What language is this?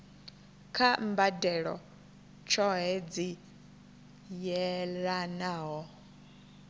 Venda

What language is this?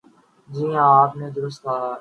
Urdu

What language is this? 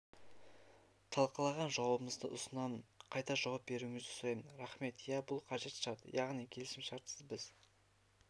Kazakh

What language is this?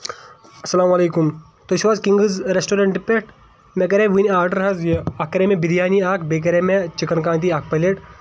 Kashmiri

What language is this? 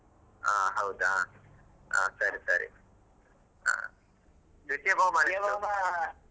Kannada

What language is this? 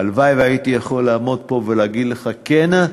Hebrew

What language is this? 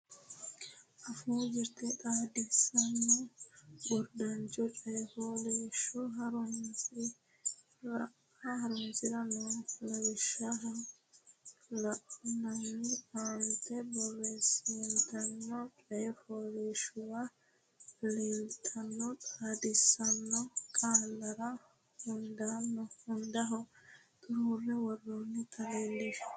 Sidamo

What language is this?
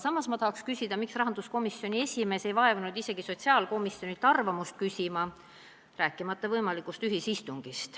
Estonian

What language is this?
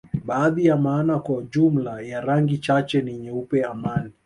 Swahili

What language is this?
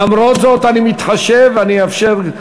Hebrew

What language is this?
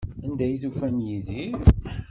Kabyle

